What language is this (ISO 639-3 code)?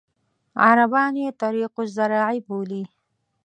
pus